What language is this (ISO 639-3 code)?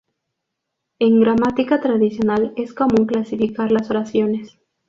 spa